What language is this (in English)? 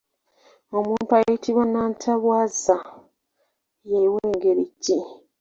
Ganda